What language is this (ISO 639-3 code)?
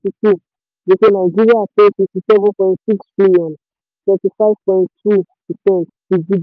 yor